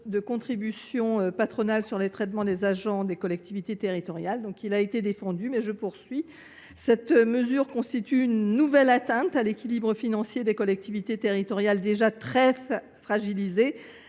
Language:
French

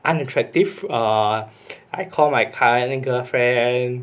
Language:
English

